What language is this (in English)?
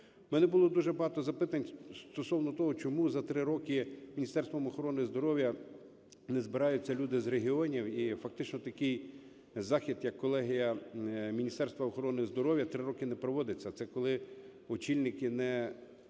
Ukrainian